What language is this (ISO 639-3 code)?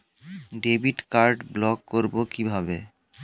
ben